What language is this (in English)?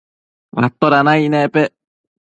Matsés